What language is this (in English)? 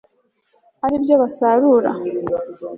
Kinyarwanda